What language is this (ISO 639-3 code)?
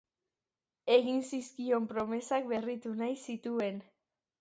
eus